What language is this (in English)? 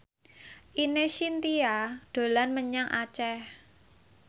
Javanese